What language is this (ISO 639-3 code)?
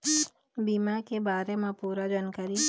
hne